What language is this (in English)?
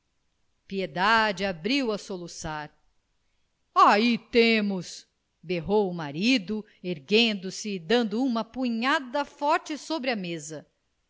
Portuguese